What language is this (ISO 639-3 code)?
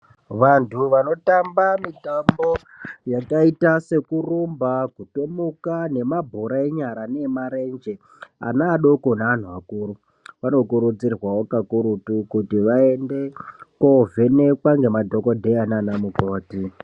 ndc